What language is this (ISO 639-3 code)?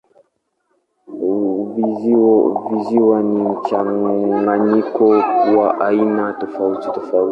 swa